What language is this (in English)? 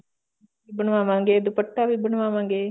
Punjabi